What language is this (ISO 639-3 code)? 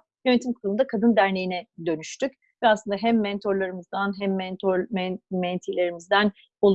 tur